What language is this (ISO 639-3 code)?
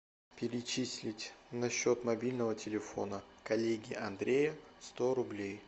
rus